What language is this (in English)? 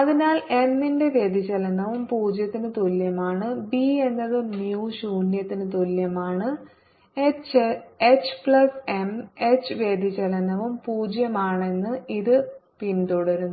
Malayalam